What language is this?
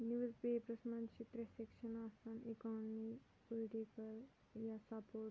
Kashmiri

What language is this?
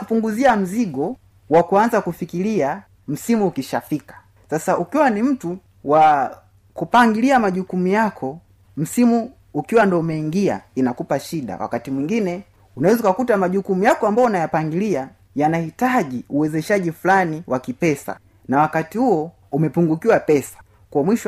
Swahili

